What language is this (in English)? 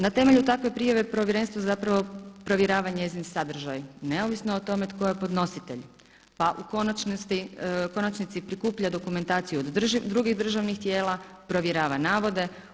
Croatian